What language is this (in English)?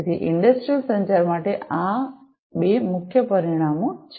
Gujarati